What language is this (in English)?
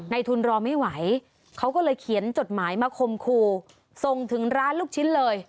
Thai